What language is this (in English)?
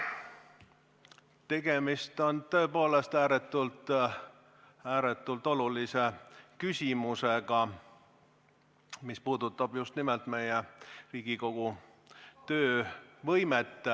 Estonian